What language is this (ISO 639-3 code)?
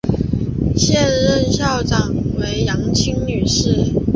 zho